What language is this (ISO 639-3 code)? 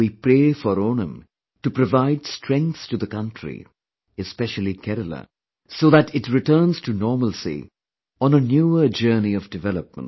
eng